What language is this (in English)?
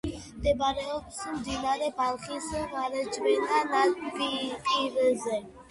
Georgian